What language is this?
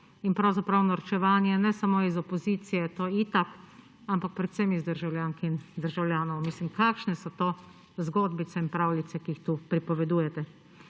Slovenian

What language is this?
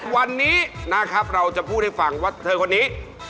Thai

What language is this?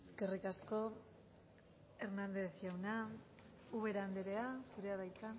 Basque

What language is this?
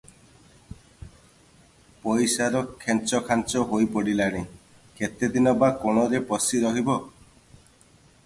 Odia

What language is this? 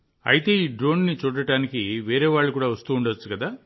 Telugu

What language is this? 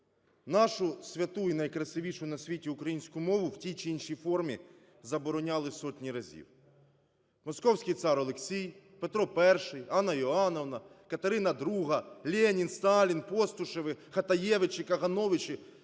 Ukrainian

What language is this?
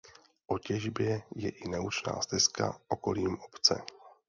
Czech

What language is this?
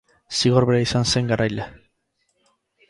Basque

